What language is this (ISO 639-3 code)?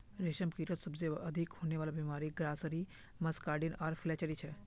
mag